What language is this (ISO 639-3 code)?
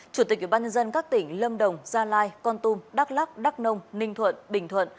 vie